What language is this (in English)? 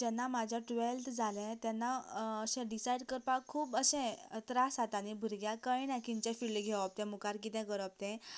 Konkani